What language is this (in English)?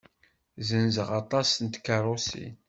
Kabyle